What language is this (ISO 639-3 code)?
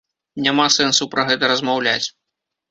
bel